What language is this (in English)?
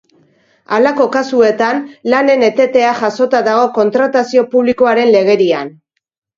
Basque